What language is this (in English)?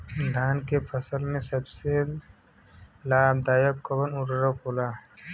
Bhojpuri